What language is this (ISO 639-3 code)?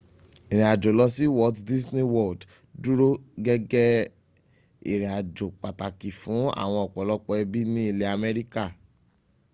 yor